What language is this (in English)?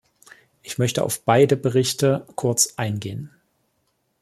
German